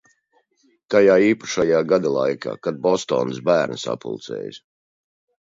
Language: Latvian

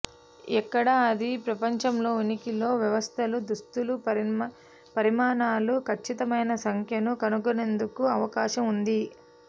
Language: Telugu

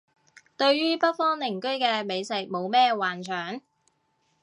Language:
Cantonese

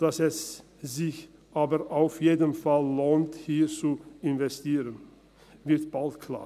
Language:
Swiss German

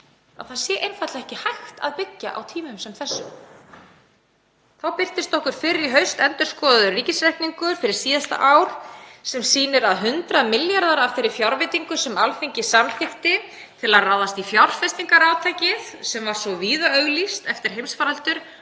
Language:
Icelandic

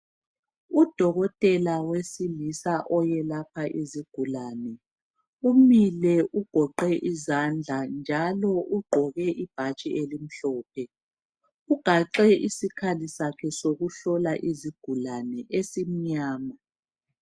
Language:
North Ndebele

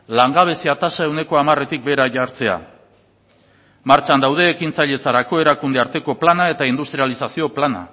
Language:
Basque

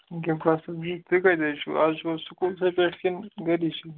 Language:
Kashmiri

